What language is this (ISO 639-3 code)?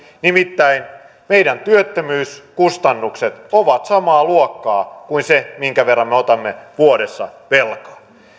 fin